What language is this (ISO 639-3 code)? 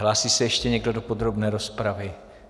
ces